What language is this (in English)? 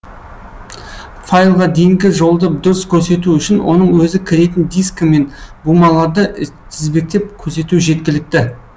Kazakh